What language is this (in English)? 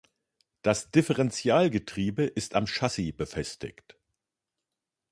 German